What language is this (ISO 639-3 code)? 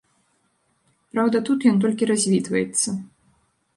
bel